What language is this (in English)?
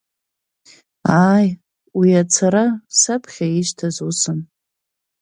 Abkhazian